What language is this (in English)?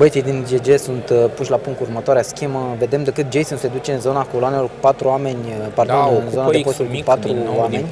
Romanian